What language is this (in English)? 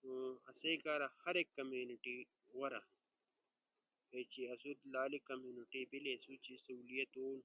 Ushojo